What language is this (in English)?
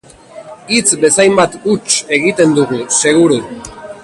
Basque